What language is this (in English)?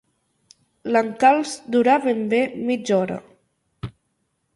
Catalan